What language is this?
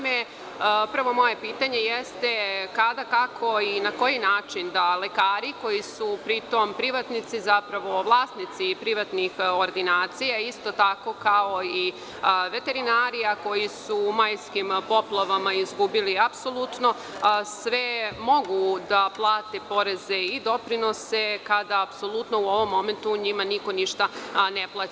Serbian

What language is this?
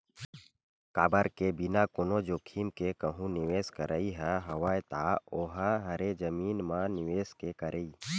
Chhattisgarhi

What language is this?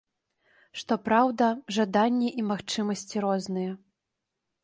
Belarusian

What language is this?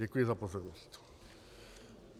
Czech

